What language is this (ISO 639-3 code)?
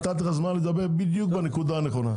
heb